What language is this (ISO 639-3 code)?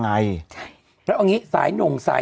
tha